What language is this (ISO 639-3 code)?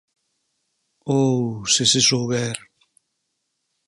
glg